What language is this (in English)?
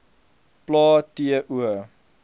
Afrikaans